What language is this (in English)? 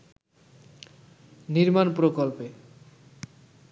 Bangla